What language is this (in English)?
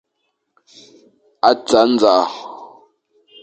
Fang